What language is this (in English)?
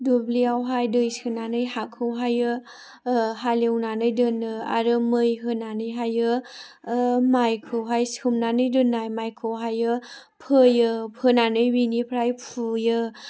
Bodo